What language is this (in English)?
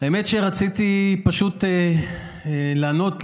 Hebrew